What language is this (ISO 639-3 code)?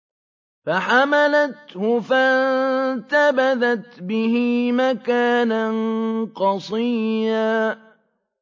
ara